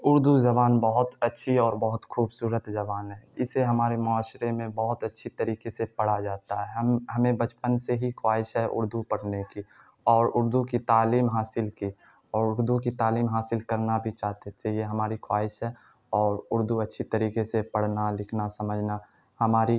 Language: Urdu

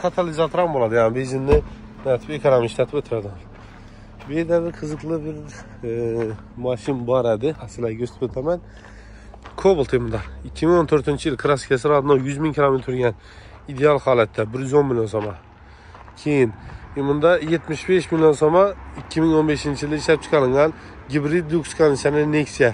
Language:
Turkish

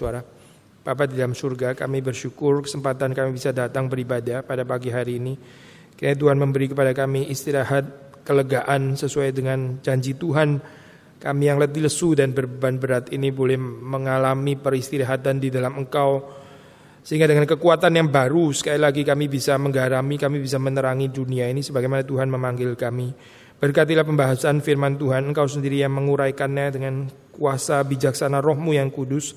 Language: Indonesian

